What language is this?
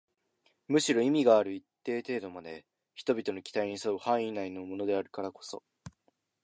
Japanese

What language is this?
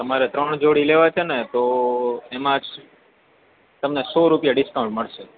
Gujarati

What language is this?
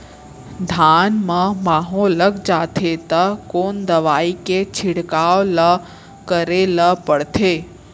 Chhattisgarhi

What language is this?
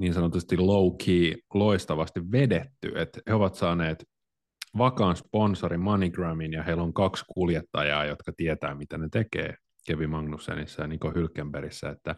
Finnish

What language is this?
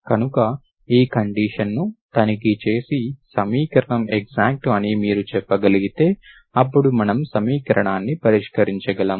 Telugu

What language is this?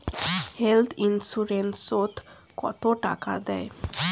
Bangla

